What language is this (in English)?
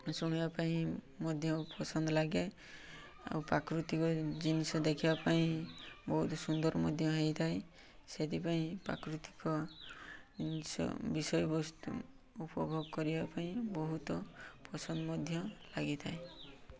Odia